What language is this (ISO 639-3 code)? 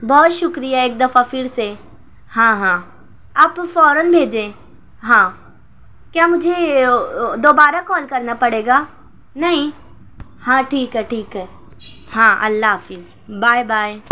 urd